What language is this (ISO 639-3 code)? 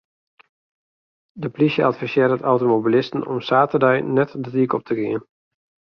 fry